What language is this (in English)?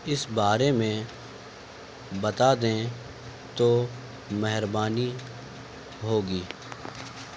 Urdu